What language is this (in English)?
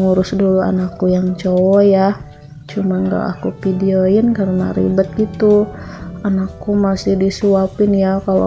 Indonesian